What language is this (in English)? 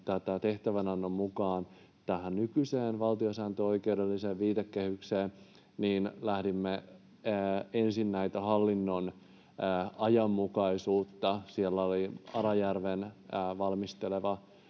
Finnish